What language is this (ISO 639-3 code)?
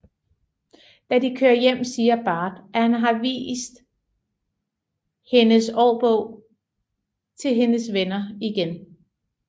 dan